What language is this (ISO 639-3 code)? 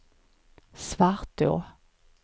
swe